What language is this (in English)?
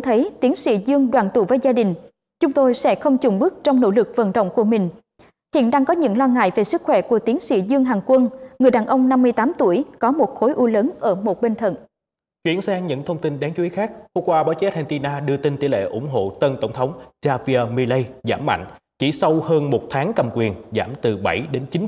Vietnamese